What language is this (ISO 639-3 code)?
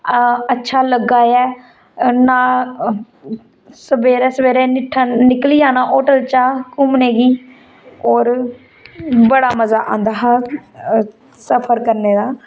doi